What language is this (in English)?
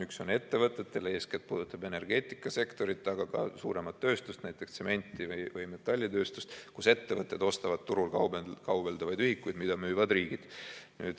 Estonian